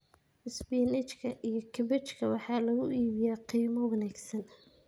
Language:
Somali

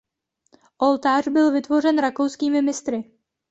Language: Czech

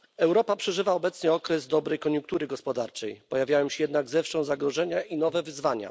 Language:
Polish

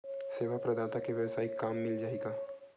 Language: Chhattisgarhi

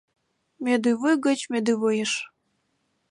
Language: Mari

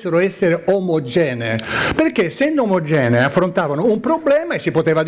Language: Italian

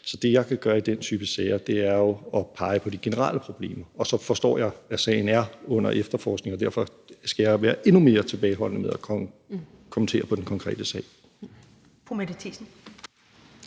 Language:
Danish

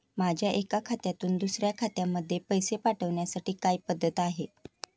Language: Marathi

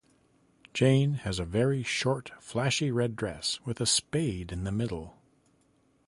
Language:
English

